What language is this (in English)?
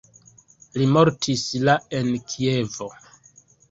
Esperanto